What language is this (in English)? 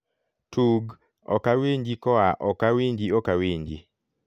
Luo (Kenya and Tanzania)